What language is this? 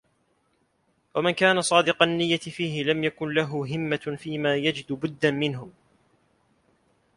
Arabic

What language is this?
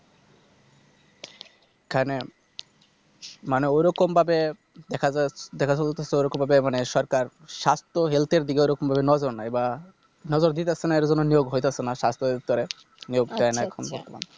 Bangla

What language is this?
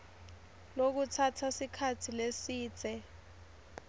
Swati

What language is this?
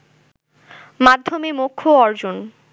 Bangla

